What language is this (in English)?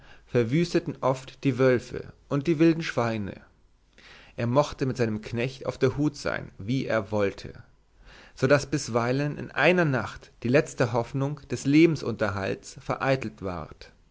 German